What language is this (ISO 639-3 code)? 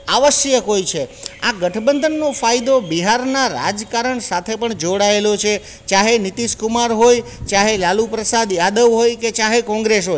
guj